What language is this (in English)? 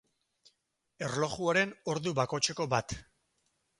Basque